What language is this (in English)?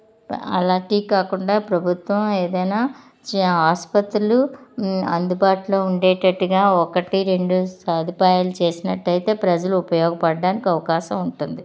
Telugu